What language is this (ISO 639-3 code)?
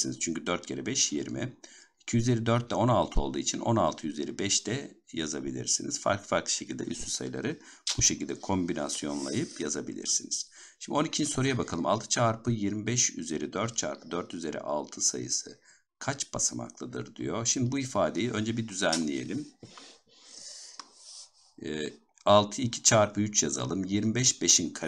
tur